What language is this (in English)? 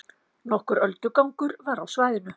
Icelandic